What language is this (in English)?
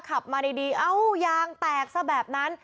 Thai